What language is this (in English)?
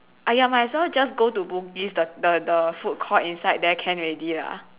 English